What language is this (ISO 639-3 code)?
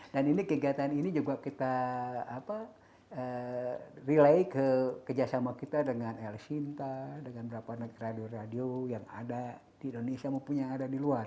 ind